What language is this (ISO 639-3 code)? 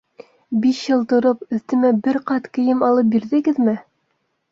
bak